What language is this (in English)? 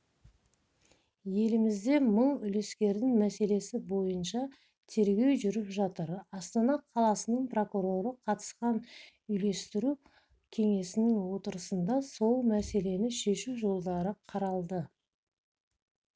Kazakh